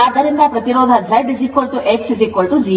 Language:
Kannada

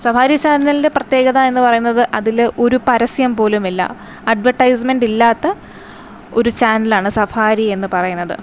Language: Malayalam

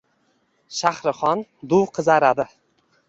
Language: Uzbek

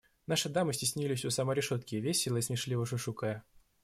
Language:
Russian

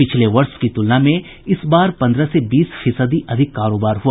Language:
Hindi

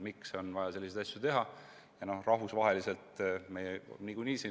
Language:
Estonian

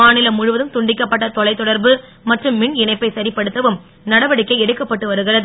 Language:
Tamil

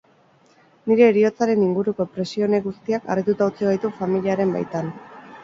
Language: Basque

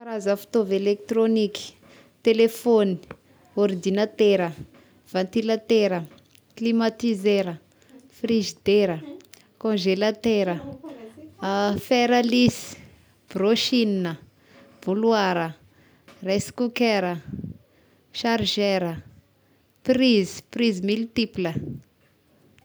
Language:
Tesaka Malagasy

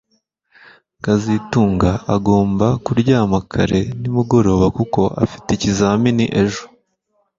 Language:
Kinyarwanda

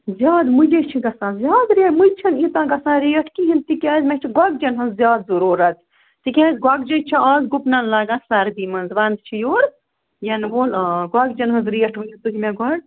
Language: Kashmiri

